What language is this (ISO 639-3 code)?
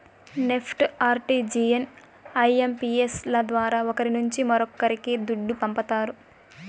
tel